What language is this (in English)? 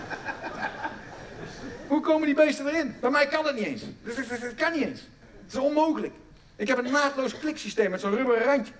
Dutch